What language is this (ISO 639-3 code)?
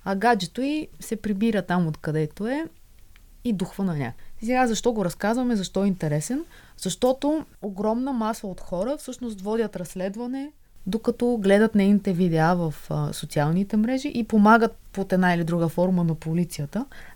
bul